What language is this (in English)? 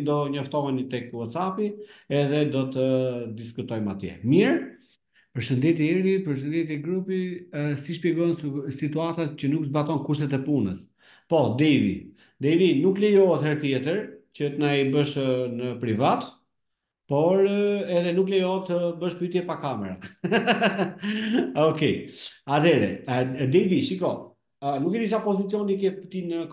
Romanian